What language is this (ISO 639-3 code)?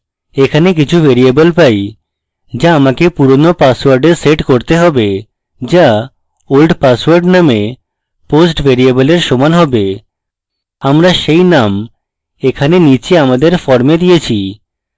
ben